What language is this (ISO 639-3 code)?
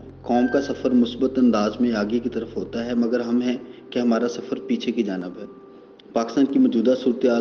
urd